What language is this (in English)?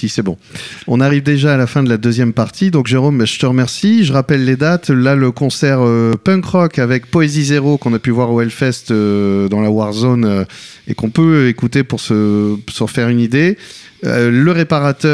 French